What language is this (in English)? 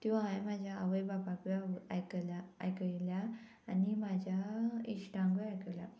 Konkani